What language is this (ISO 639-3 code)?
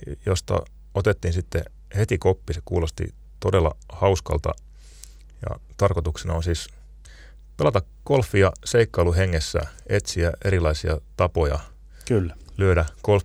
fin